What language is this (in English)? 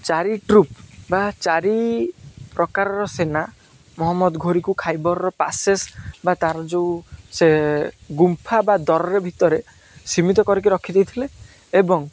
Odia